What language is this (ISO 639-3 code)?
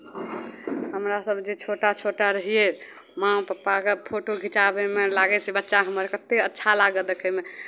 mai